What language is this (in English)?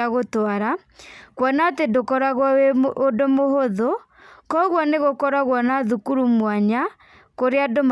Kikuyu